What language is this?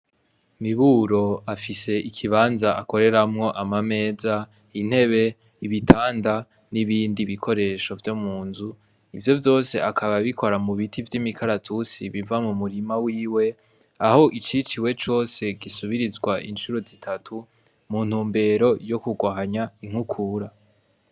Rundi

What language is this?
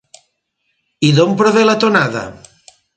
Catalan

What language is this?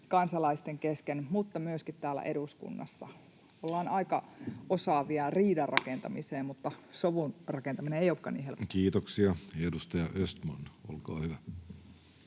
Finnish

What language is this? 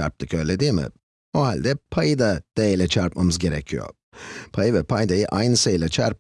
Turkish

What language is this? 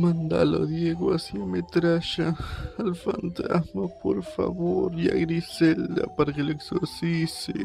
Spanish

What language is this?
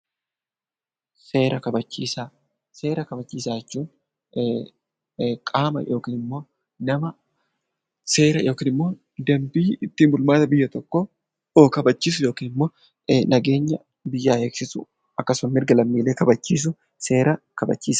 Oromo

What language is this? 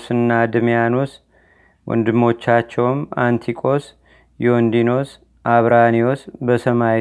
Amharic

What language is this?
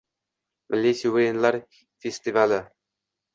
Uzbek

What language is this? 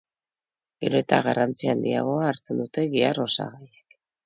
Basque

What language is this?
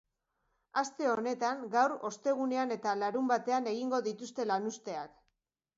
Basque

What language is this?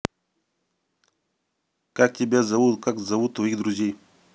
Russian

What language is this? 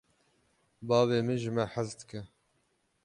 Kurdish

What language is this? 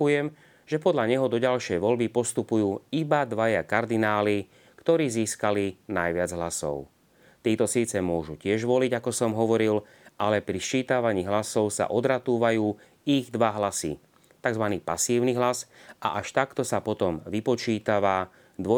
Slovak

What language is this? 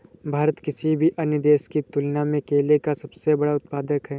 Hindi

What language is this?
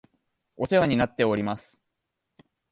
Japanese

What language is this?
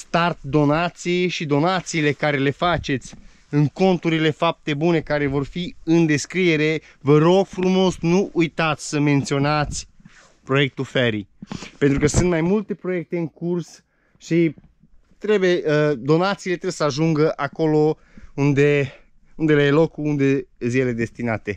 Romanian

